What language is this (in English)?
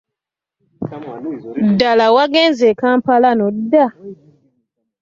Ganda